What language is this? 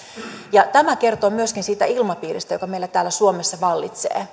Finnish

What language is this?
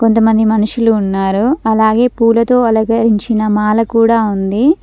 Telugu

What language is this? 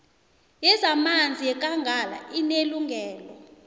South Ndebele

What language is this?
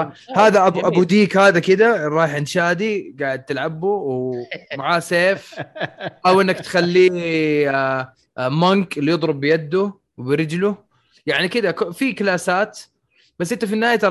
Arabic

